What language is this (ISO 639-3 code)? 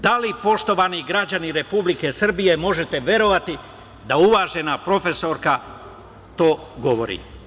srp